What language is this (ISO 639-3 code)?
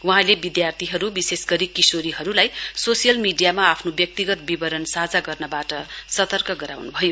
nep